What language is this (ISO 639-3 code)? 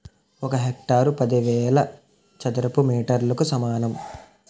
tel